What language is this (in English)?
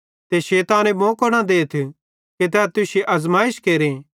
Bhadrawahi